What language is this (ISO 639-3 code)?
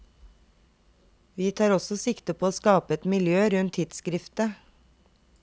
nor